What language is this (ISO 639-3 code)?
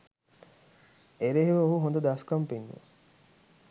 sin